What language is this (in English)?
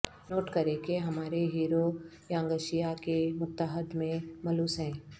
Urdu